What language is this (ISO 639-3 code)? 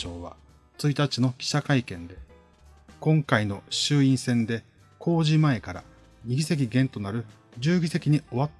jpn